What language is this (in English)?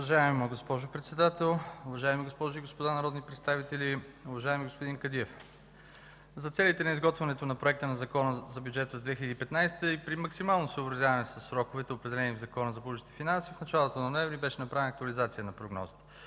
Bulgarian